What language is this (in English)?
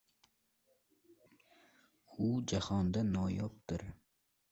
Uzbek